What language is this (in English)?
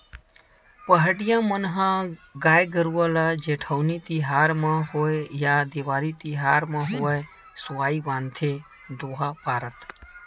Chhattisgarhi